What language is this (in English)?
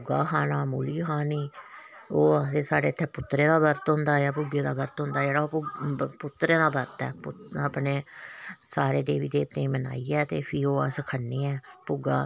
Dogri